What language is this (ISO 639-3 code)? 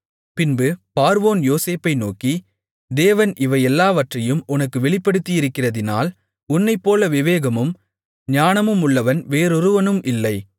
tam